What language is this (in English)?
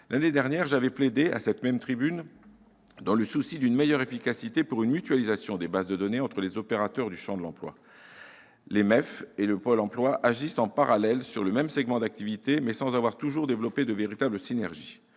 French